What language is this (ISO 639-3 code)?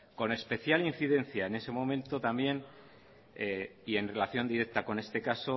spa